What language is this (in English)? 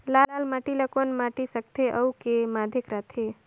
Chhattisgarhi